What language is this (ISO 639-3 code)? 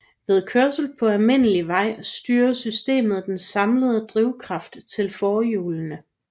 dan